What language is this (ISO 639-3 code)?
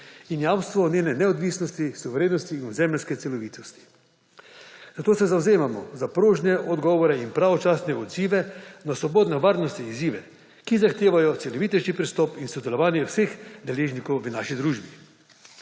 slv